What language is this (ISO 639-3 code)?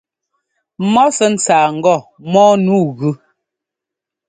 jgo